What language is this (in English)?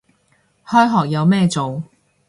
Cantonese